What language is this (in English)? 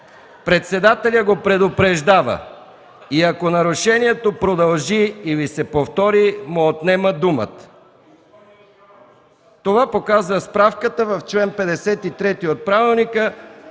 Bulgarian